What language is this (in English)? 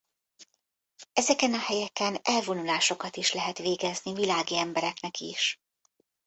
Hungarian